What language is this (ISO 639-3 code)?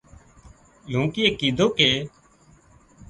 kxp